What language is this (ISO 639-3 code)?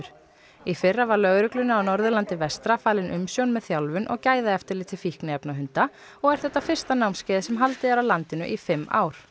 isl